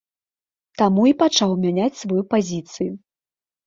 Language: Belarusian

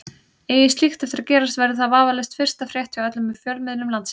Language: Icelandic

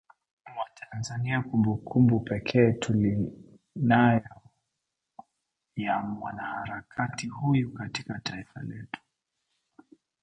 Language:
Swahili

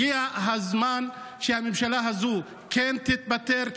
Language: Hebrew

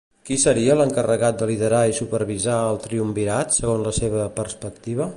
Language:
Catalan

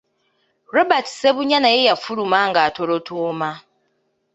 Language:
Ganda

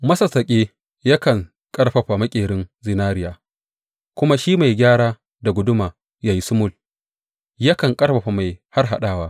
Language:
Hausa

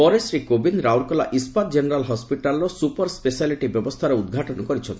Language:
Odia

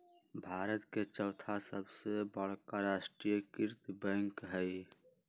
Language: Magahi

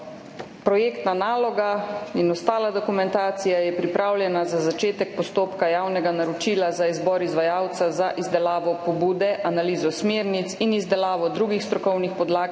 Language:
Slovenian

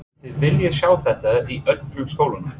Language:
Icelandic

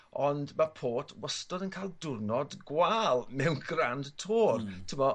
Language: Welsh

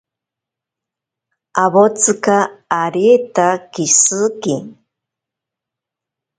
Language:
Ashéninka Perené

